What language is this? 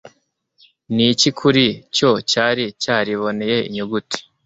Kinyarwanda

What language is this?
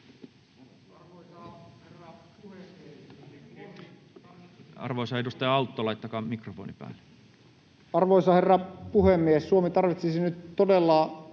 Finnish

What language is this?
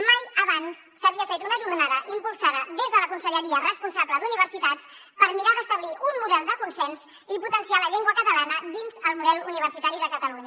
Catalan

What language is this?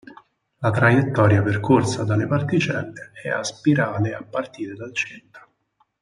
Italian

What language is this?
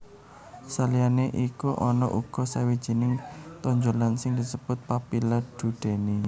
Javanese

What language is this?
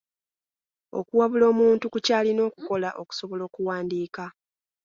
Ganda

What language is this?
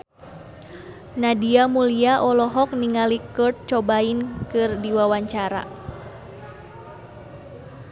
Sundanese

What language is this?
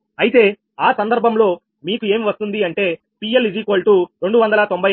Telugu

